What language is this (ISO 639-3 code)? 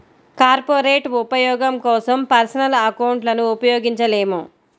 tel